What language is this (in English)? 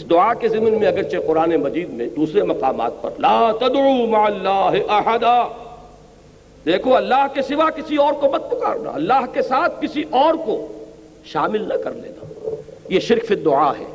Urdu